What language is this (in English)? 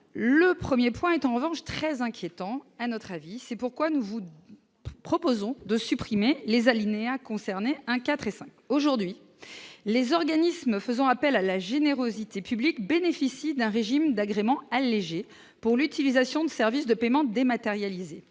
French